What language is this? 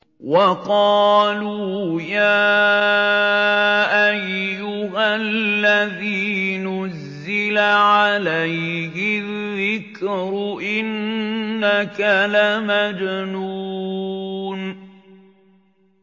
Arabic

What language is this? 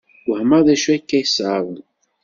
Kabyle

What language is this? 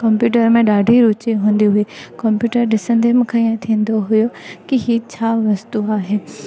Sindhi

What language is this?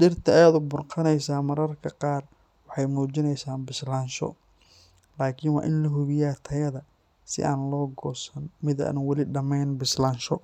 Somali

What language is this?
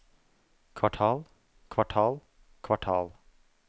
Norwegian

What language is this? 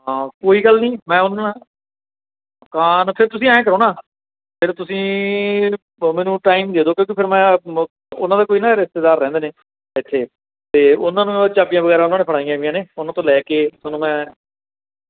Punjabi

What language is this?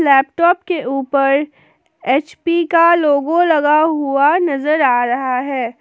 Hindi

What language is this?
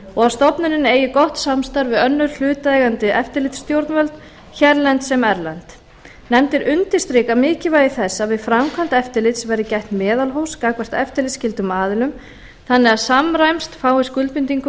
Icelandic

